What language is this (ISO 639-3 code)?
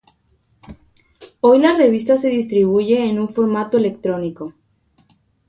spa